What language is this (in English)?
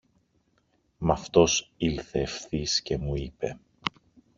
Greek